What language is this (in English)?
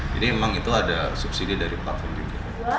Indonesian